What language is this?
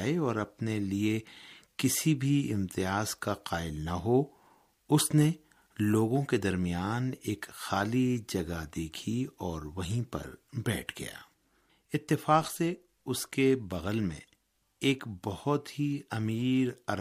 Urdu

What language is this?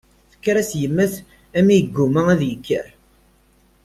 Kabyle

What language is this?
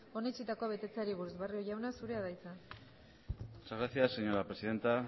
Basque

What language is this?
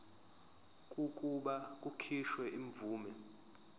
Zulu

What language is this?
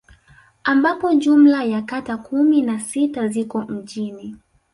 Swahili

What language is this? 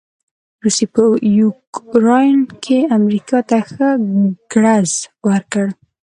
Pashto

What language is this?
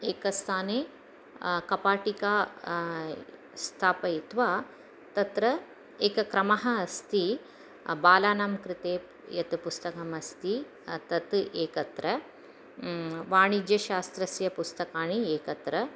Sanskrit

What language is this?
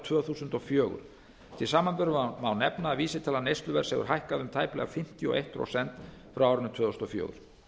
Icelandic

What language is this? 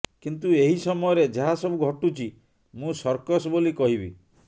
Odia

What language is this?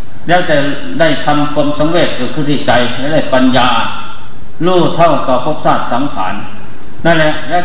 Thai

